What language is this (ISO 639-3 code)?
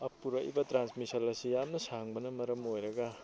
mni